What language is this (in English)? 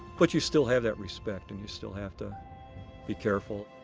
English